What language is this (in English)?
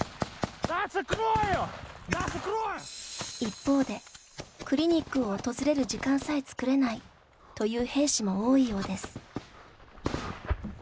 Japanese